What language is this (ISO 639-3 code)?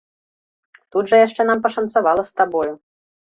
bel